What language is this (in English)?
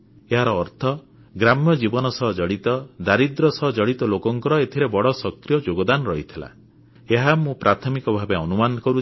Odia